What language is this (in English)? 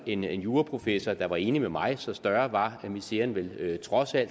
Danish